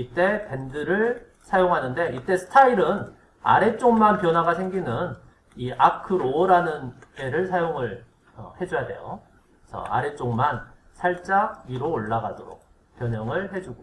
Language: Korean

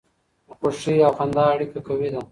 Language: Pashto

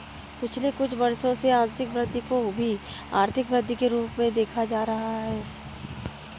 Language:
Hindi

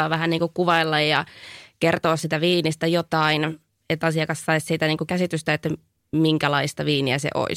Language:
Finnish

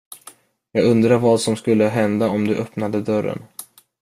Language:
Swedish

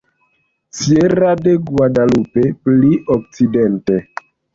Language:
Esperanto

